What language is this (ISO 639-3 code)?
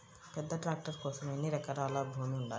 tel